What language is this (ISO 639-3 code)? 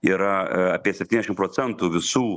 lit